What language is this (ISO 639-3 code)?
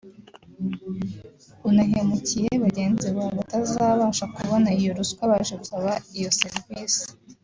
kin